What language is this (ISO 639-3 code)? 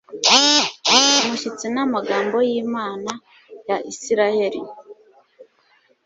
kin